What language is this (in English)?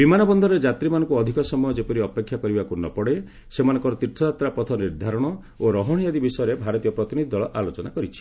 Odia